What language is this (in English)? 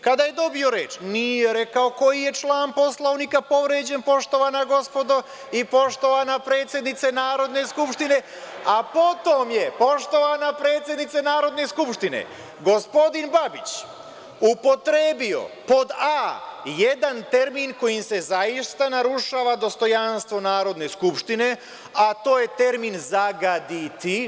Serbian